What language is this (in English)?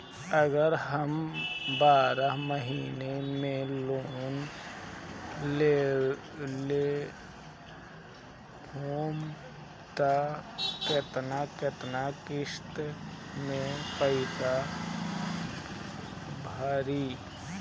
Bhojpuri